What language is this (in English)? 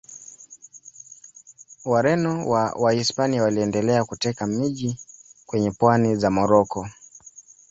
Swahili